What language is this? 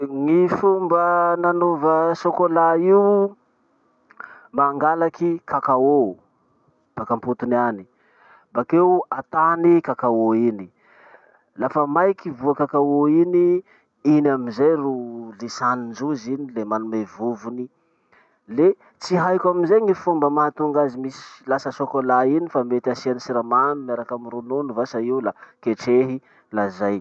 Masikoro Malagasy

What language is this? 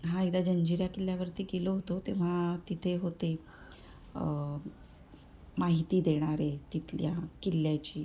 Marathi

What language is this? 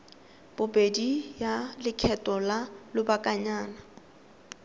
Tswana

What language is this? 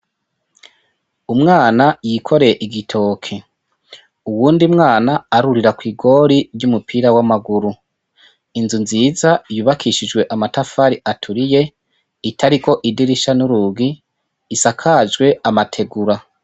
Rundi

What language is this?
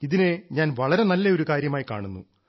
Malayalam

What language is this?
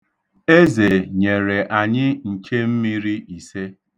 Igbo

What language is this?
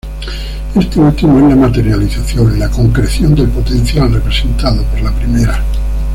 Spanish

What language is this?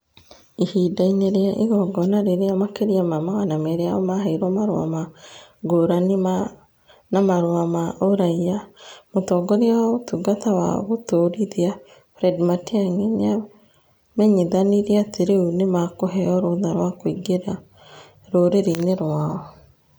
Kikuyu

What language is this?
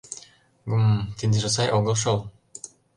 Mari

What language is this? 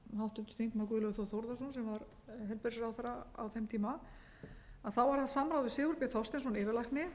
Icelandic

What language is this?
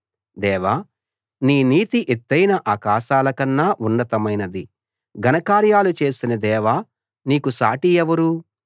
Telugu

